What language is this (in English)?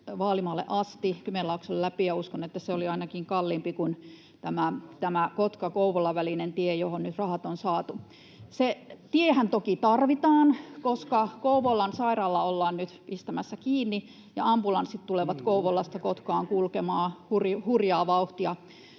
Finnish